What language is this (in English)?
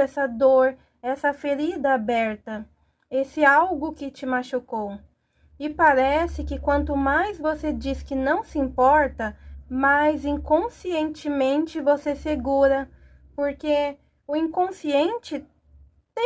Portuguese